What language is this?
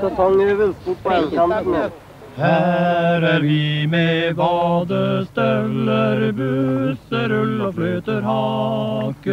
Swedish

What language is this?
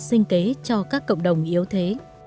Vietnamese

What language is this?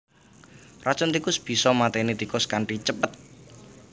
Javanese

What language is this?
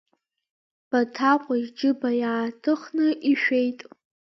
Abkhazian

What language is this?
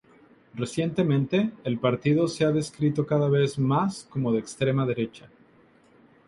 Spanish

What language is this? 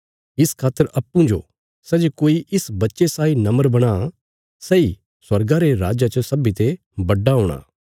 Bilaspuri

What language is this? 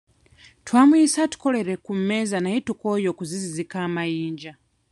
Ganda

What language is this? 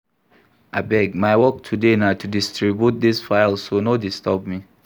Nigerian Pidgin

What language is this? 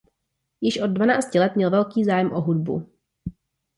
Czech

